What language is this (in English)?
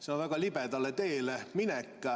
Estonian